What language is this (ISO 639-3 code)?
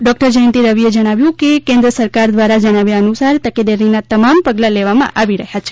guj